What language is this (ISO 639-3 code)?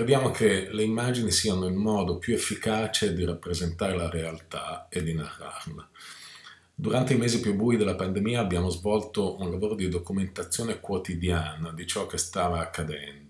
ita